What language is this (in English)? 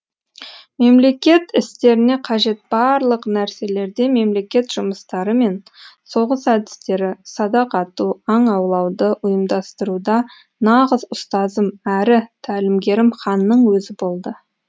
Kazakh